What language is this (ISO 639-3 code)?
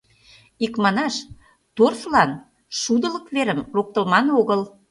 chm